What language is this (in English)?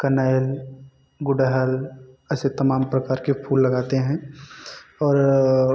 Hindi